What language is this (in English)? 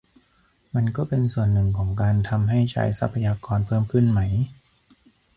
Thai